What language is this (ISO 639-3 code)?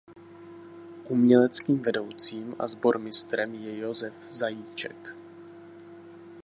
ces